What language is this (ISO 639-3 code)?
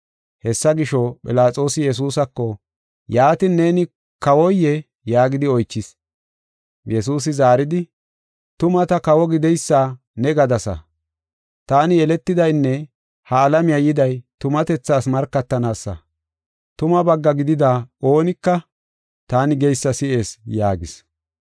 gof